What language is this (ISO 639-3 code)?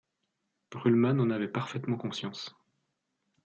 fra